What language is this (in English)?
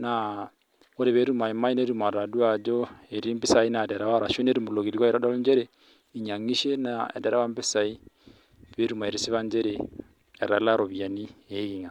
Masai